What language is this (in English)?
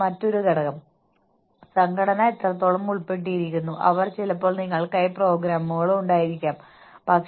Malayalam